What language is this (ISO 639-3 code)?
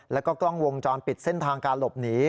tha